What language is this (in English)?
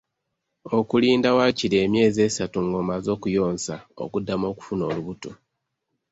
Ganda